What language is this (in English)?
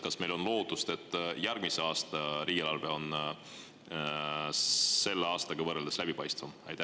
Estonian